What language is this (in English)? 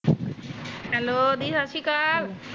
Punjabi